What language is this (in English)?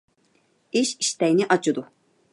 Uyghur